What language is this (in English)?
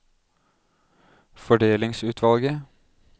Norwegian